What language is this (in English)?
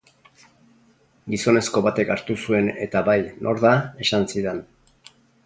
Basque